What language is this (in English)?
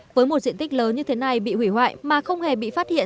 Vietnamese